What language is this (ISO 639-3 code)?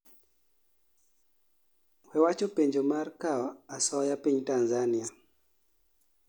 luo